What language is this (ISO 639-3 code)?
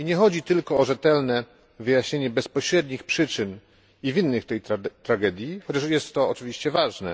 pol